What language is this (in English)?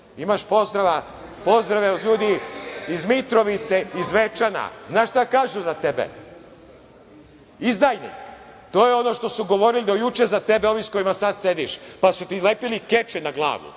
Serbian